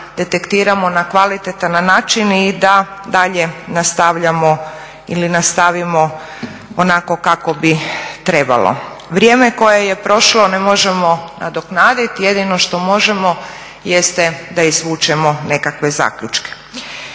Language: Croatian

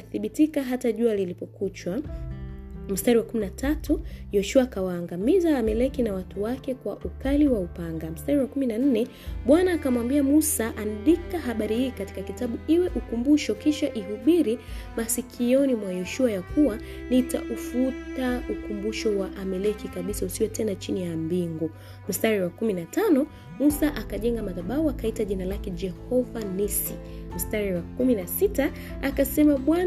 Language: Swahili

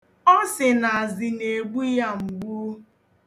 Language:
Igbo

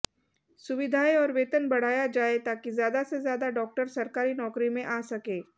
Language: Hindi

